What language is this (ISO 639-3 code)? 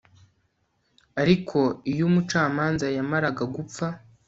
kin